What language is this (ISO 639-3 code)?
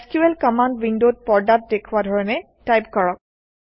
asm